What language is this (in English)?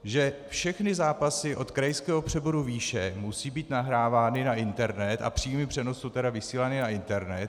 Czech